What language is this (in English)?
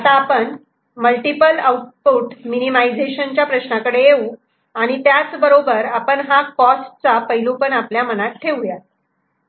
Marathi